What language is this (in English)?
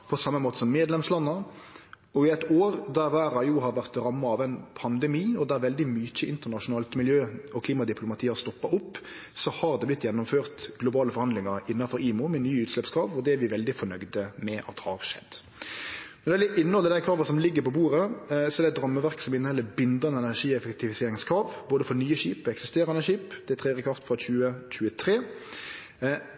Norwegian Nynorsk